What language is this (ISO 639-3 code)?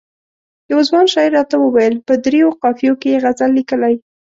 pus